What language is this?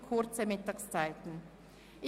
Swiss German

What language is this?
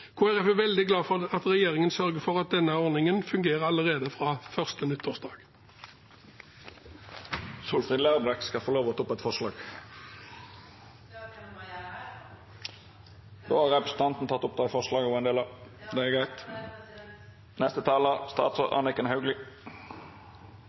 Norwegian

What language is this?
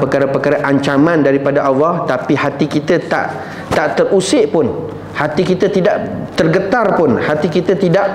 Malay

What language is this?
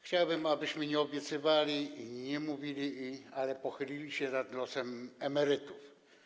Polish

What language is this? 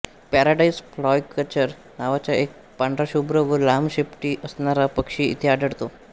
Marathi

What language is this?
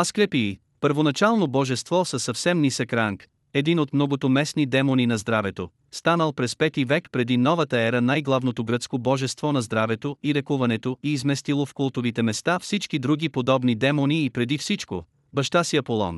Bulgarian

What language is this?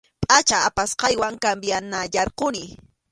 Arequipa-La Unión Quechua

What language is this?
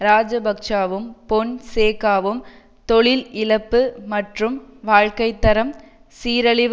Tamil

